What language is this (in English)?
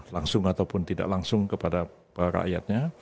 Indonesian